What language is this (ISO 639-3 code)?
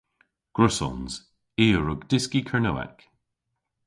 cor